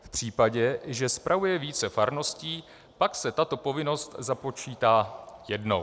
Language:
Czech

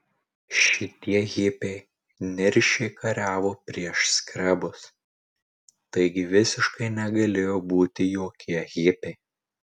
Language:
Lithuanian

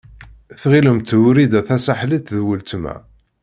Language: Kabyle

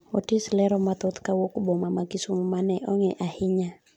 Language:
Luo (Kenya and Tanzania)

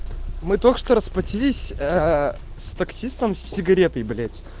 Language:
Russian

